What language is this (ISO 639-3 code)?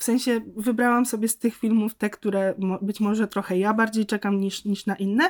pol